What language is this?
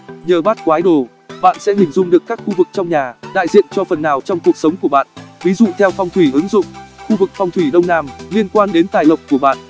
Vietnamese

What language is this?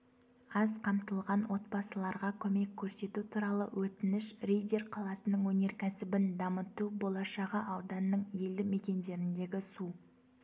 Kazakh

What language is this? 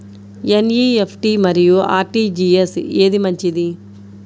Telugu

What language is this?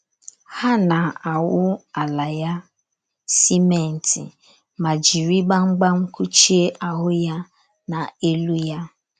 Igbo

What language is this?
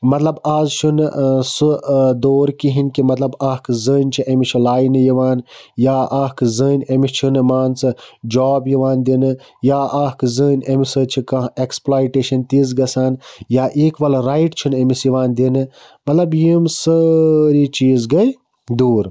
Kashmiri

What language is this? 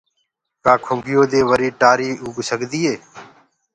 Gurgula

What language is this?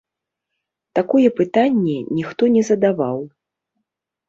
Belarusian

